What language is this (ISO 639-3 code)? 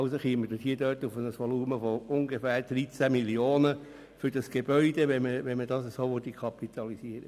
gsw